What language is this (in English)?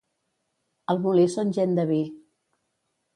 Catalan